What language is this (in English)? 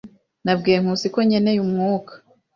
Kinyarwanda